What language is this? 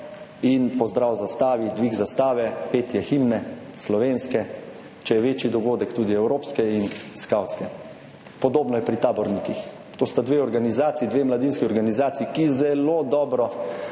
Slovenian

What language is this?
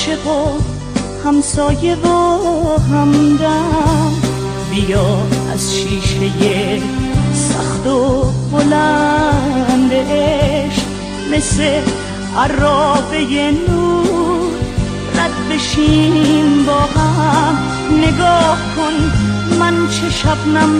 Persian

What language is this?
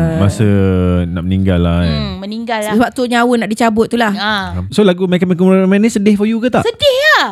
Malay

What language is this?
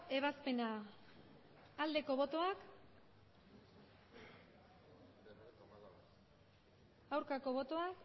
Basque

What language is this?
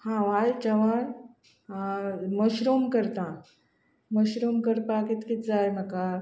Konkani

